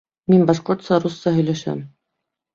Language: Bashkir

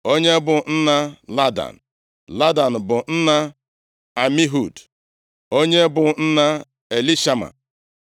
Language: Igbo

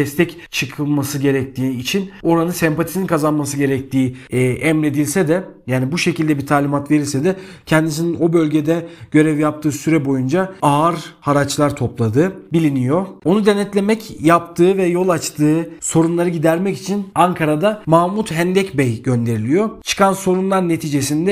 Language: Turkish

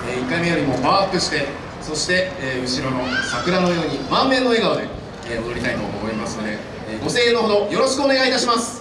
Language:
Japanese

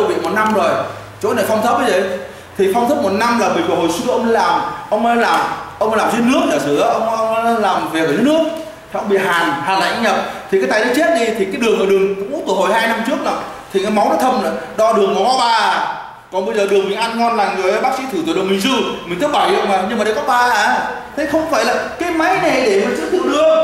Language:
Vietnamese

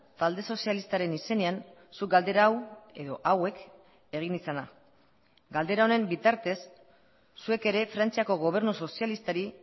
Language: Basque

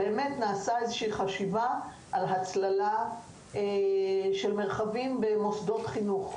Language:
Hebrew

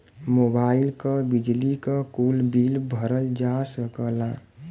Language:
Bhojpuri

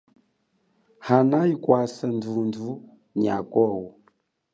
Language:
Chokwe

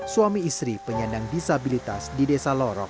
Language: Indonesian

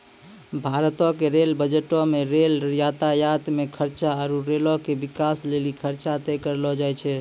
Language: Maithili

